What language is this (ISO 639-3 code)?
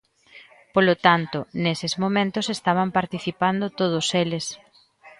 glg